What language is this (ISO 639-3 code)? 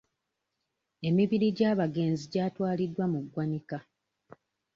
lug